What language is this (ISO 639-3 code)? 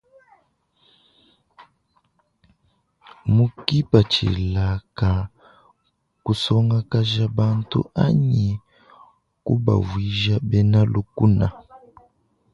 lua